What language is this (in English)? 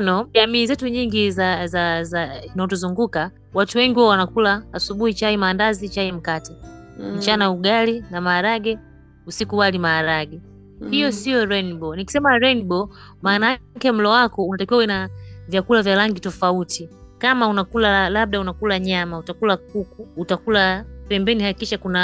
Swahili